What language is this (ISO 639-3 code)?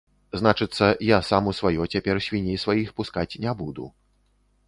bel